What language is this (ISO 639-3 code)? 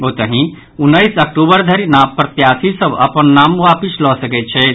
mai